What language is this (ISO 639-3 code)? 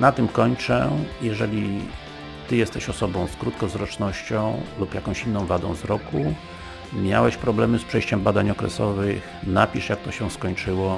pol